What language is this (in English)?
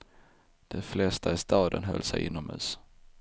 Swedish